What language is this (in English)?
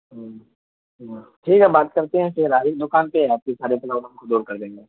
Urdu